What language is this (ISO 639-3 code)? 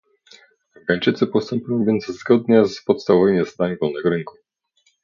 pol